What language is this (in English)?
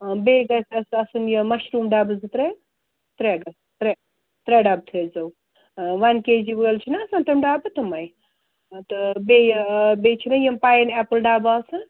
Kashmiri